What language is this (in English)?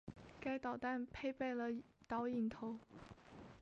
Chinese